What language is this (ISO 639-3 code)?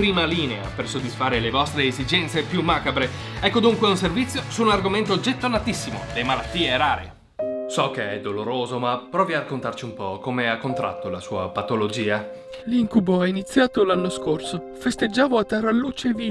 ita